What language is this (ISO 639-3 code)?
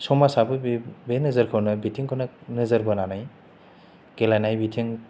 brx